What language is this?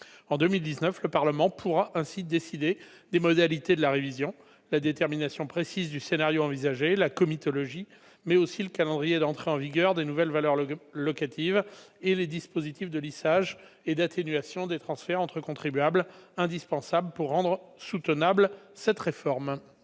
French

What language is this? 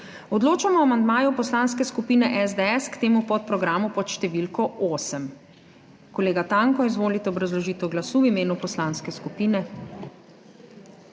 Slovenian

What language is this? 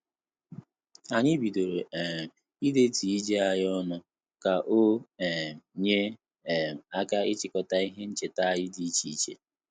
Igbo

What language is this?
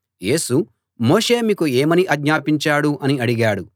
Telugu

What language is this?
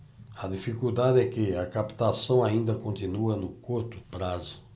Portuguese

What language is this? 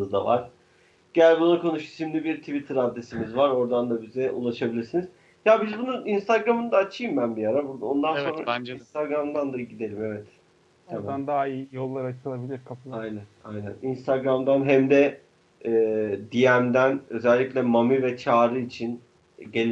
Turkish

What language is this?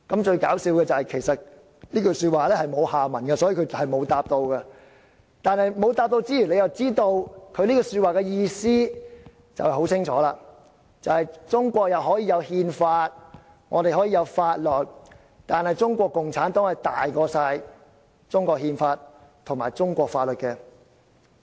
Cantonese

